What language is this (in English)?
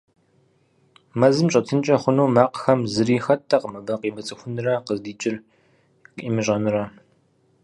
Kabardian